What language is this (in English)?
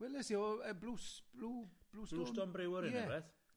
Welsh